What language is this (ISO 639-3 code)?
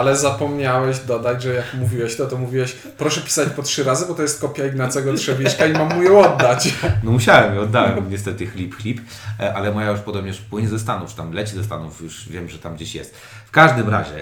pol